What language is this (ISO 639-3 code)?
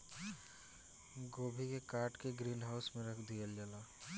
bho